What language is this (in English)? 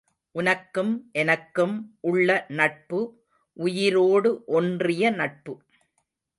Tamil